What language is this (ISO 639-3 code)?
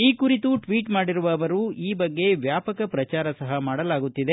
kan